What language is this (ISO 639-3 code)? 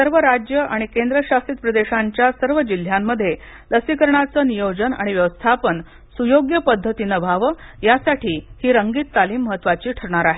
mar